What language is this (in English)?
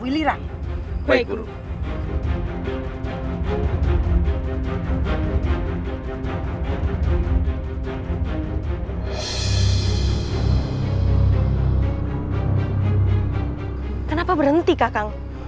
Indonesian